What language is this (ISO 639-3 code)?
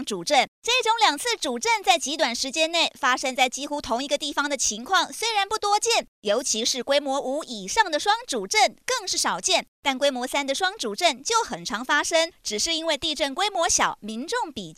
zho